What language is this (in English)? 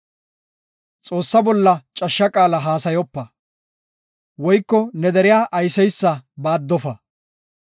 Gofa